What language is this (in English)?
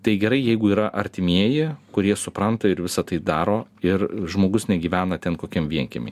Lithuanian